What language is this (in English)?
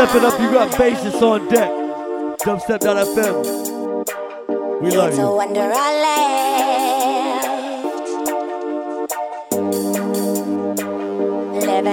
English